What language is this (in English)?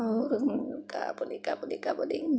Hindi